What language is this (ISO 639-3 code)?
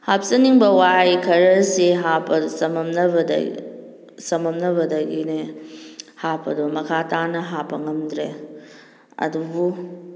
mni